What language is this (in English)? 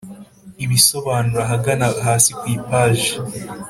Kinyarwanda